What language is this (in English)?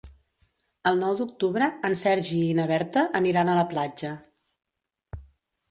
Catalan